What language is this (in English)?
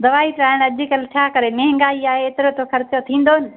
Sindhi